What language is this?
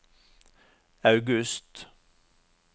Norwegian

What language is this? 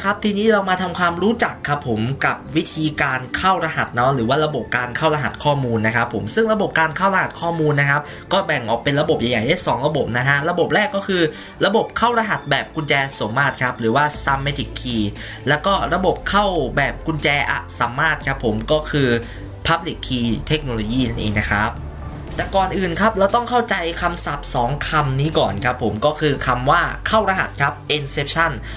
Thai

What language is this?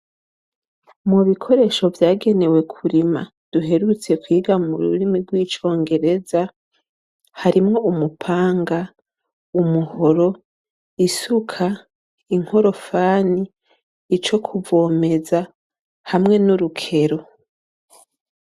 Rundi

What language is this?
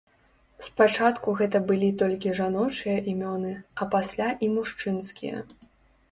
Belarusian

